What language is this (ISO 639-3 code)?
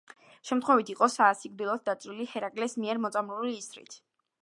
kat